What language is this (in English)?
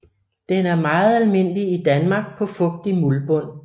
Danish